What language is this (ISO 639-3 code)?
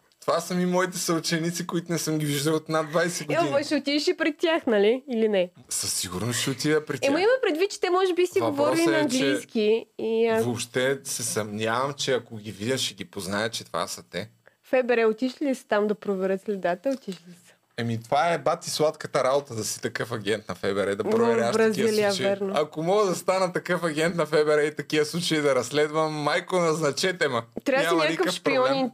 bul